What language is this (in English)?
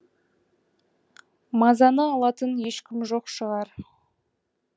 Kazakh